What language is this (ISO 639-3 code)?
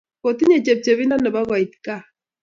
kln